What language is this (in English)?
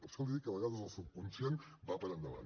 Catalan